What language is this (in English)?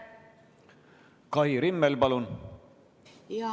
Estonian